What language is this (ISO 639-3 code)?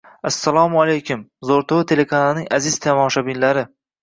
uzb